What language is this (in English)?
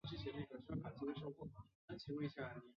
Chinese